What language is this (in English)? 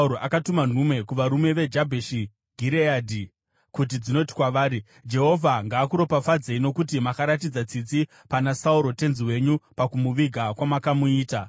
Shona